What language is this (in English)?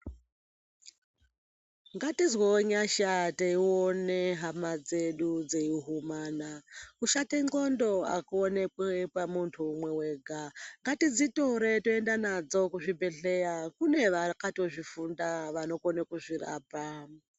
Ndau